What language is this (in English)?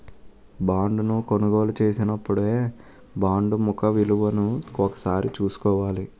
Telugu